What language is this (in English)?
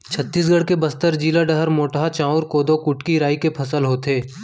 Chhattisgarhi